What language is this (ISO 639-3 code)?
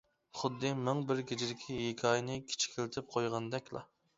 uig